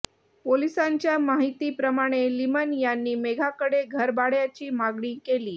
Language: Marathi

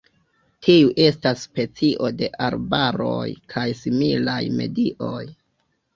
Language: Esperanto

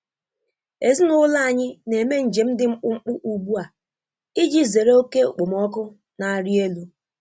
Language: Igbo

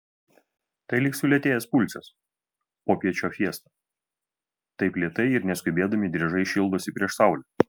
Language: Lithuanian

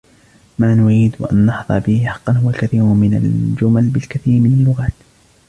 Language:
Arabic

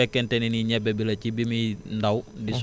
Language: Wolof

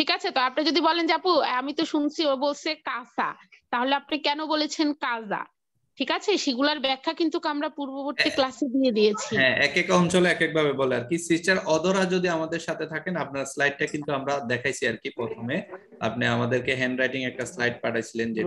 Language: Italian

